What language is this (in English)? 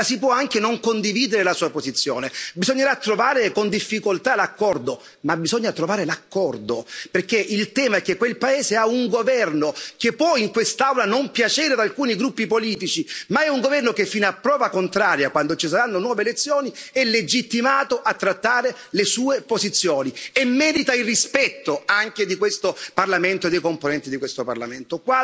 Italian